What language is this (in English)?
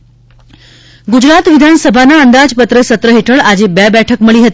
Gujarati